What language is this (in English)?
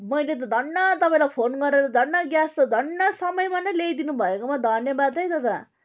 Nepali